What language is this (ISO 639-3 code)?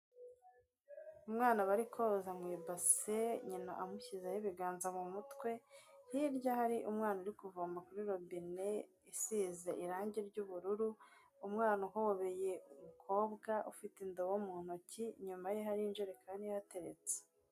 kin